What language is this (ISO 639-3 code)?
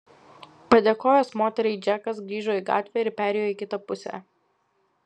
lit